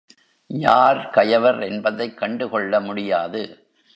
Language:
Tamil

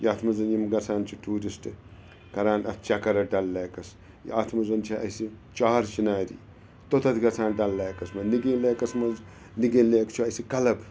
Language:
Kashmiri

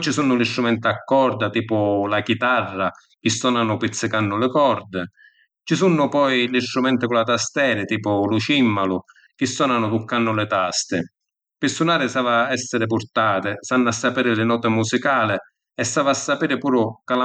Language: Sicilian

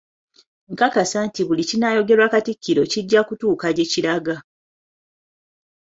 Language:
Ganda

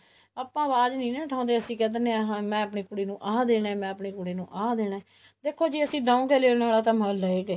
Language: Punjabi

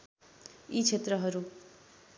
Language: Nepali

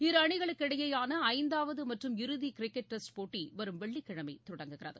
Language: Tamil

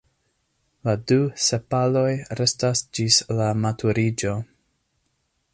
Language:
Esperanto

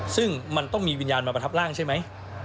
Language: Thai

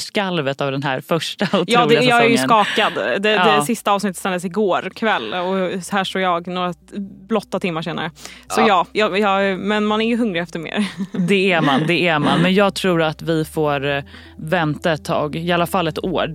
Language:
Swedish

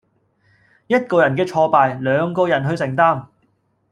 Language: Cantonese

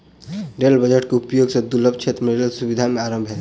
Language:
Maithili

